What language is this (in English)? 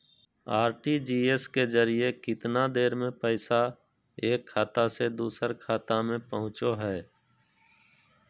Magahi